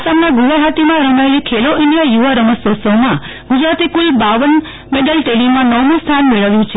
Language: Gujarati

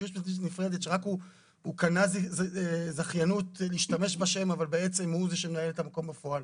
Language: Hebrew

